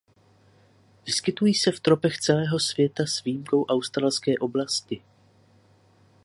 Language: Czech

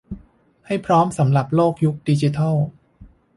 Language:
Thai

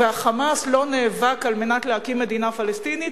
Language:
Hebrew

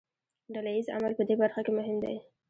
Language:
Pashto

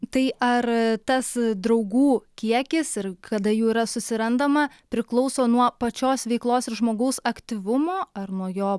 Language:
Lithuanian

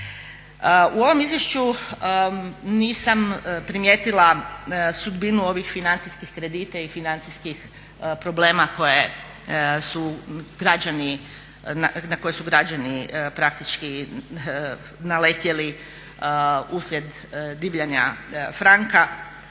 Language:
Croatian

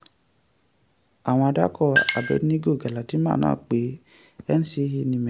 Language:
Yoruba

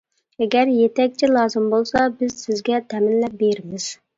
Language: Uyghur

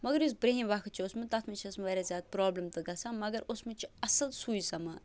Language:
Kashmiri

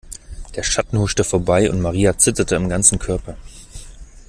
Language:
German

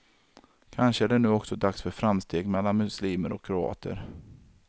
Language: Swedish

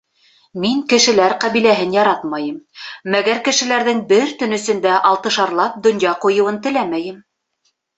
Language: Bashkir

